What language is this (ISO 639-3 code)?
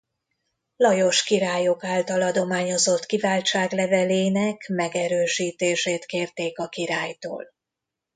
hun